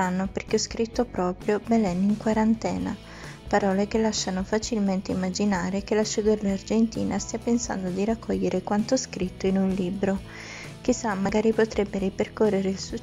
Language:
Italian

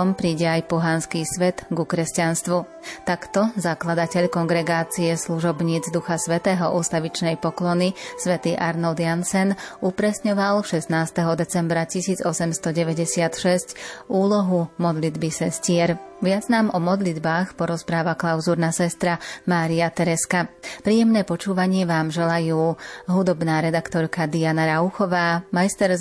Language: Slovak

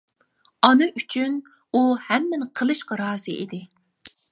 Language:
Uyghur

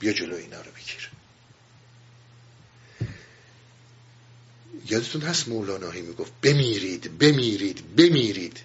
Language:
Persian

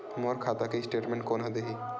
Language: Chhattisgarhi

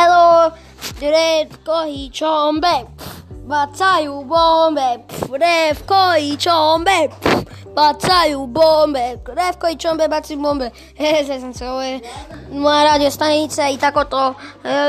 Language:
Croatian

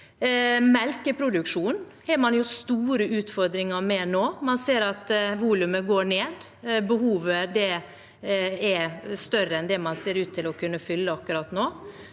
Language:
Norwegian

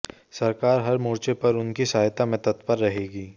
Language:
Hindi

